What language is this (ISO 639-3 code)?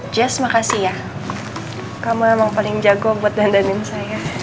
ind